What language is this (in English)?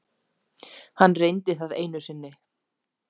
Icelandic